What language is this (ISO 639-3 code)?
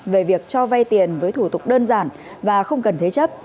vie